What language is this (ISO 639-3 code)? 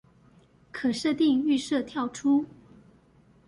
zho